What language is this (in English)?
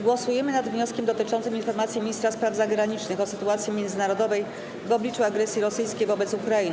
Polish